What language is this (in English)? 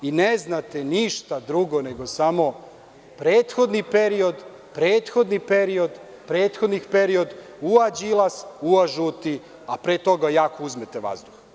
Serbian